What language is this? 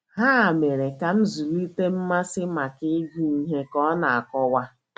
Igbo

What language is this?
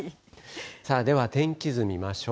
Japanese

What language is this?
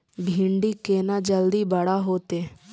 Maithili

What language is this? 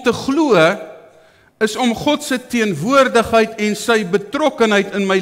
Dutch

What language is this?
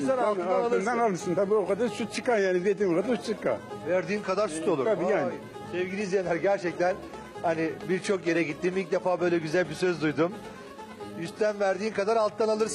Turkish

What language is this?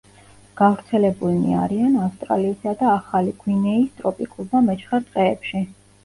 Georgian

